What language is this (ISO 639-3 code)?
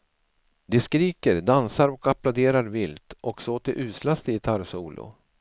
swe